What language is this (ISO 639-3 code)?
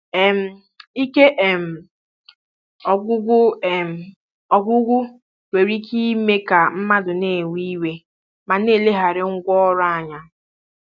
ibo